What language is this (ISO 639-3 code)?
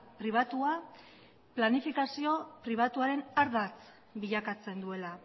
eus